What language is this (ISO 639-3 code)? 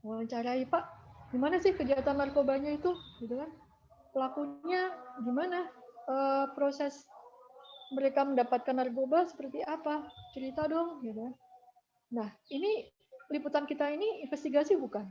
ind